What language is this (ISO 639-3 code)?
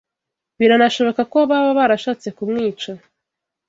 kin